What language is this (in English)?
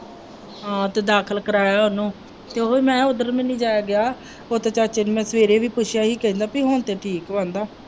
Punjabi